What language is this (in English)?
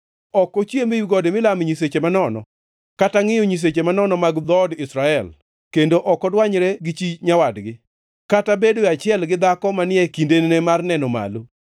Luo (Kenya and Tanzania)